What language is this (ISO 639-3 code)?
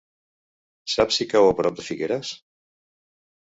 cat